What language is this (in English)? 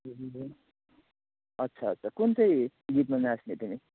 Nepali